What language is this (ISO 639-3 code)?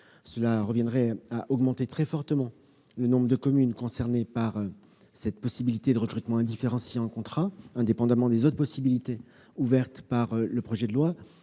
fra